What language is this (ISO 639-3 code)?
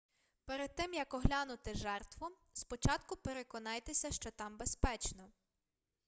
ukr